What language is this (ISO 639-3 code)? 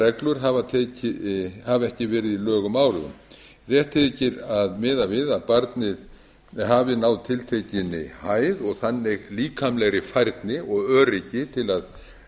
isl